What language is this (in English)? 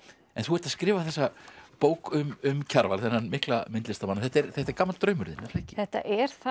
Icelandic